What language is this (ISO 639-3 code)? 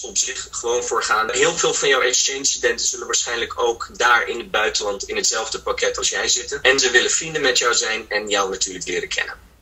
nld